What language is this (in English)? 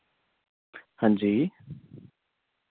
Dogri